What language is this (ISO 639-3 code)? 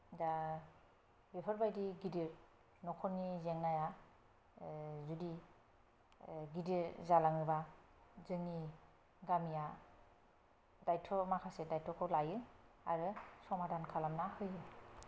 brx